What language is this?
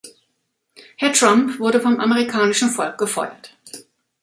German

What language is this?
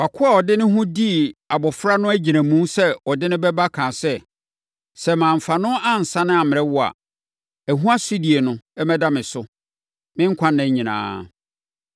Akan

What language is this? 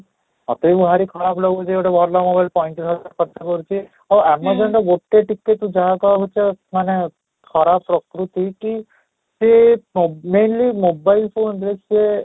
Odia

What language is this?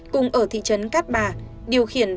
Vietnamese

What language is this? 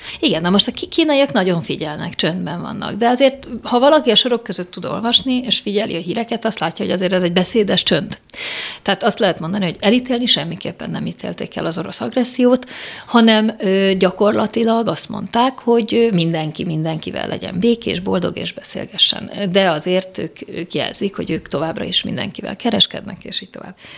Hungarian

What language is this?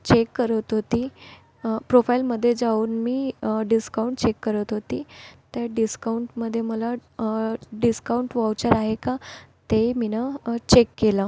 Marathi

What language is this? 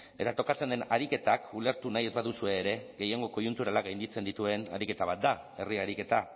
Basque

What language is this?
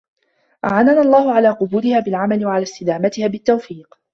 Arabic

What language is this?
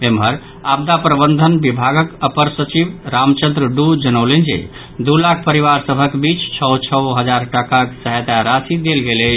Maithili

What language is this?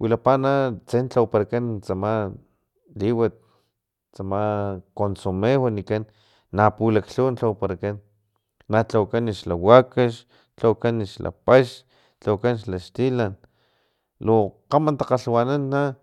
Filomena Mata-Coahuitlán Totonac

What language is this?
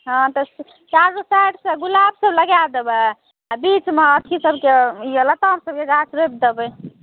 Maithili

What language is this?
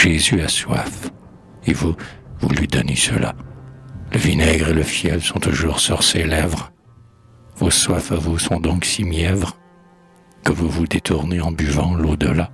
French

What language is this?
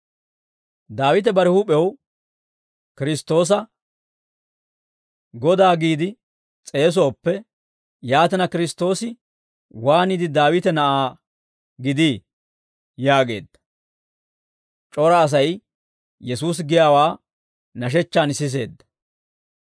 Dawro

